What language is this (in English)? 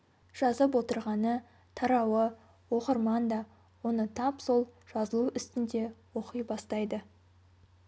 Kazakh